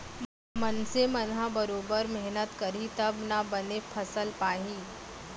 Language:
Chhattisgarhi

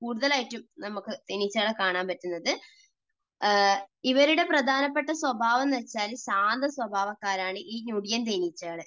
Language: Malayalam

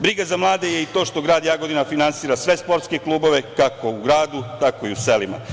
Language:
Serbian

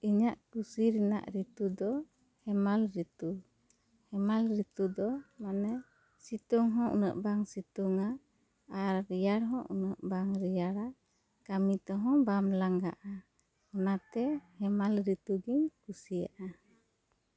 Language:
Santali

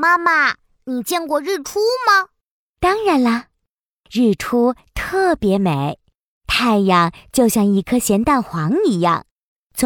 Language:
Chinese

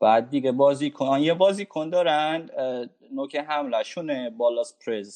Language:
Persian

